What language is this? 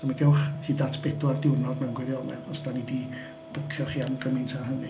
Welsh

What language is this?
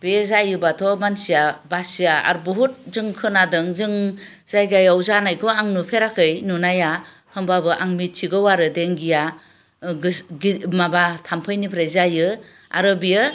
Bodo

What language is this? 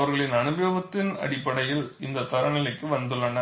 Tamil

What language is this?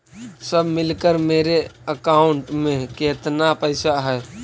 Magahi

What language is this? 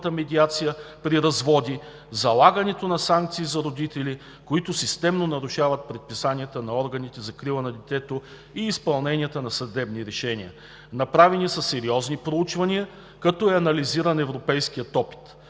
Bulgarian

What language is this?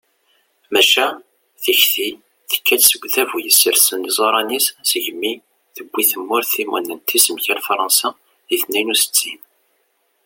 Kabyle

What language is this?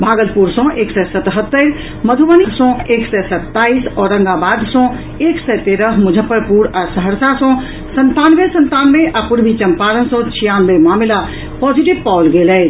Maithili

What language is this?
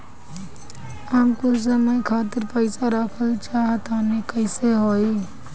Bhojpuri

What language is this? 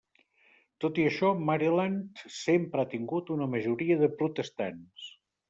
Catalan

